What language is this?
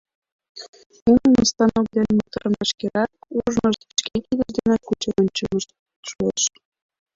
Mari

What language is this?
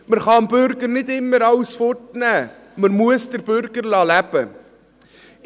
Swiss German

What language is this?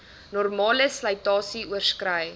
Afrikaans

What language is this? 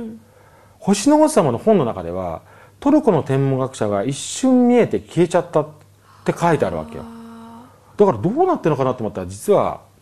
Japanese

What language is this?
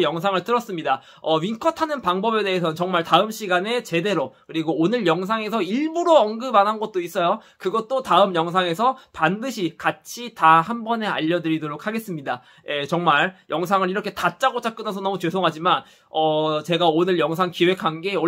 Korean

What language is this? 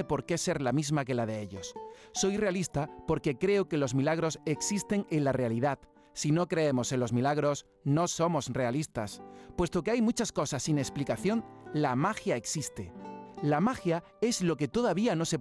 Spanish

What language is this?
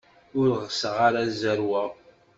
Kabyle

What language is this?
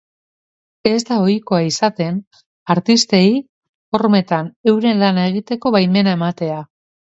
Basque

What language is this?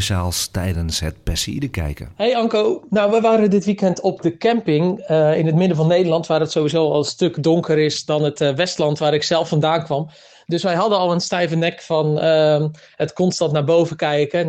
Dutch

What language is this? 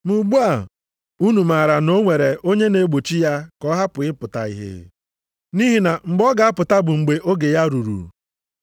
Igbo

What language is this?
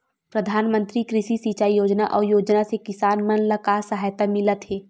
Chhattisgarhi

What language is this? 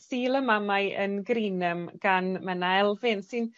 Welsh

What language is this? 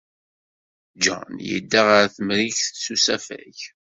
Kabyle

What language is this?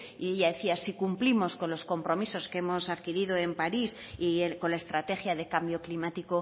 Spanish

